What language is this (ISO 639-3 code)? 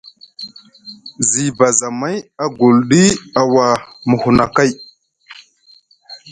mug